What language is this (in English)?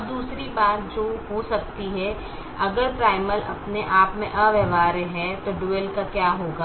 Hindi